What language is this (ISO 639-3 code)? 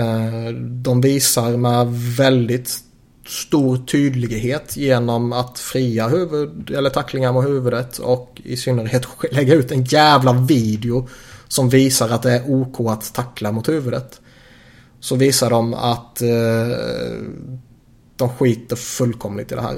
swe